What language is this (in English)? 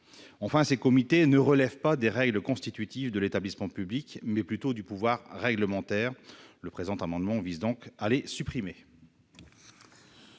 French